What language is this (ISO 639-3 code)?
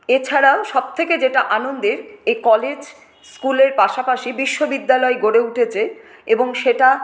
ben